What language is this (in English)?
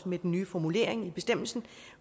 Danish